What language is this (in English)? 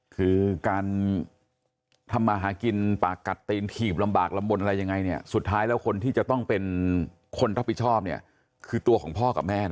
Thai